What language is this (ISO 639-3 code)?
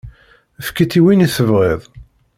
kab